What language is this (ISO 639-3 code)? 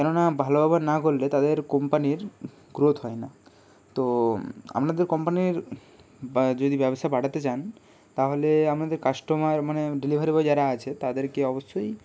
ben